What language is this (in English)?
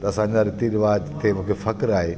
Sindhi